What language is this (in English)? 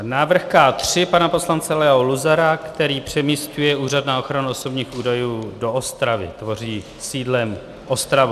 Czech